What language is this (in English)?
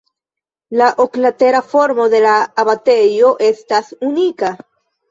Esperanto